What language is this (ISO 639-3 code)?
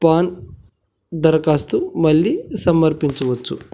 tel